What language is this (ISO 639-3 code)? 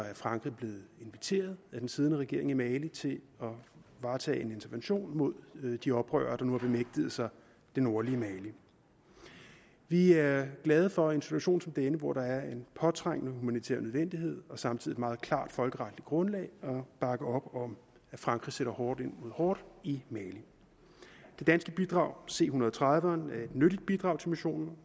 dan